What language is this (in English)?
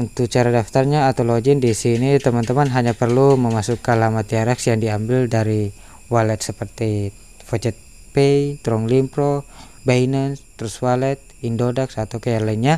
Indonesian